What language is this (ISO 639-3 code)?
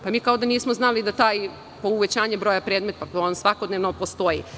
srp